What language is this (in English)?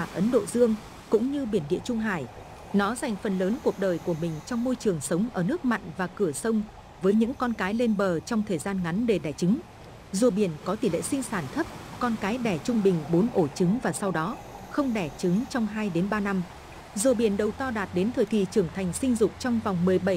Vietnamese